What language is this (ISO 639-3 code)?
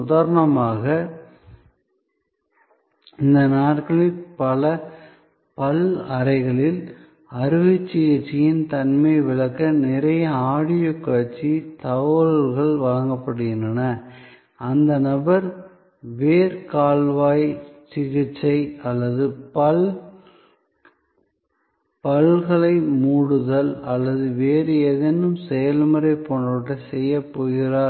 tam